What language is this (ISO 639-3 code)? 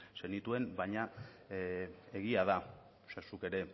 eus